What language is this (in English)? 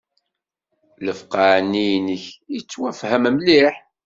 Kabyle